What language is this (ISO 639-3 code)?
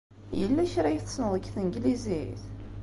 kab